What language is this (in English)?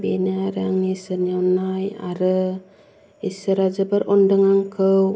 Bodo